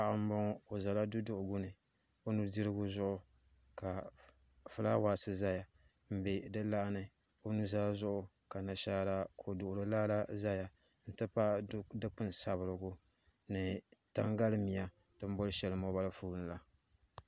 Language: Dagbani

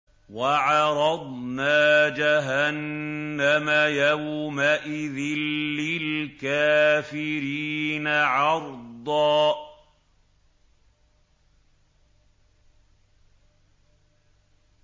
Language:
Arabic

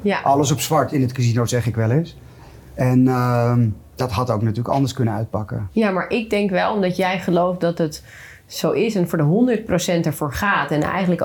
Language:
Dutch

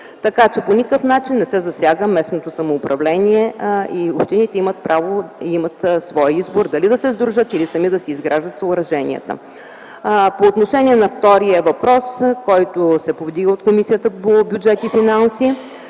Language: Bulgarian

